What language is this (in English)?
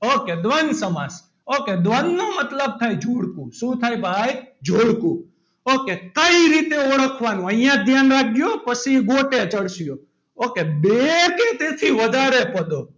Gujarati